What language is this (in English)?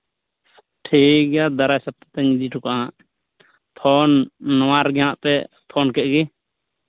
Santali